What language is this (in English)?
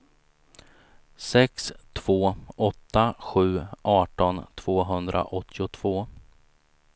Swedish